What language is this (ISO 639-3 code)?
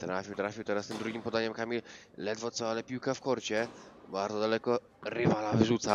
pol